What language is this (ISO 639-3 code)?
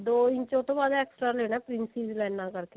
pan